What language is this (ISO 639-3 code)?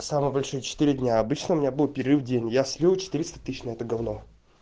rus